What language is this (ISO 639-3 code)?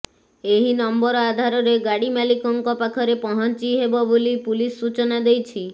ori